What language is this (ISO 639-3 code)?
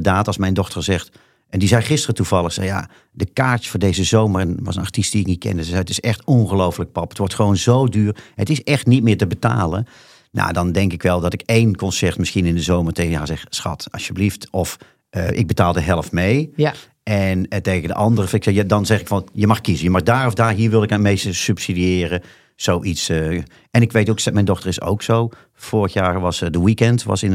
nld